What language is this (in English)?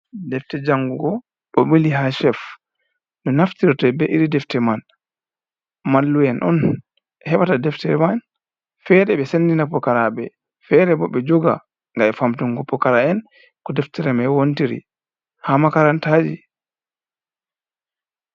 Fula